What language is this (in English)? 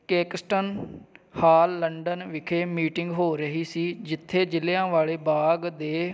Punjabi